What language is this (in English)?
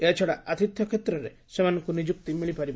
Odia